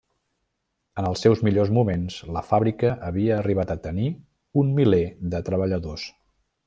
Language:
Catalan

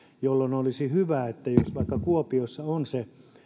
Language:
Finnish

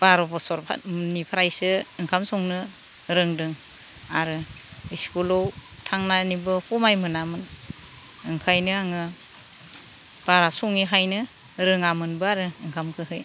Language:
Bodo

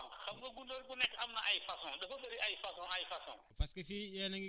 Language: Wolof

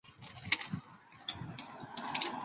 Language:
Chinese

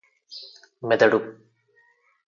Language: Telugu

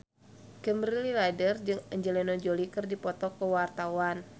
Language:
Sundanese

